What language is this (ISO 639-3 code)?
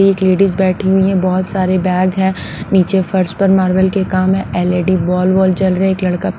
hin